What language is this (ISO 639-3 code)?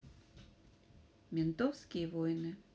rus